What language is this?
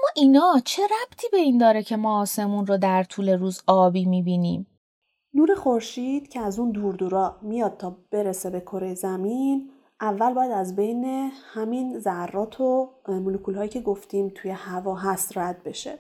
Persian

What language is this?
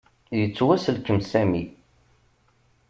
Kabyle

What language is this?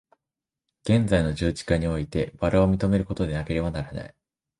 Japanese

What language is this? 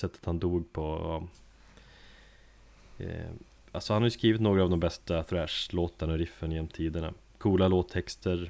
Swedish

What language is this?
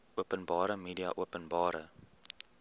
Afrikaans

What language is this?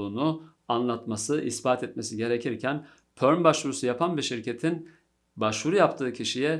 Turkish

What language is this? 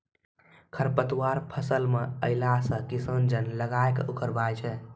Maithili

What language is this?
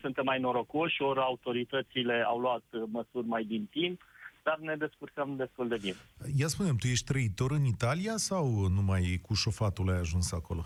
Romanian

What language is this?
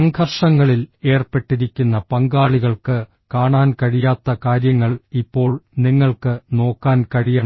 Malayalam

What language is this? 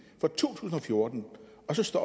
Danish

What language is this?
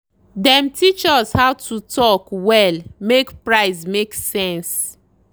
Nigerian Pidgin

